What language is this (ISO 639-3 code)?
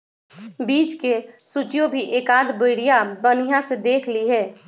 mag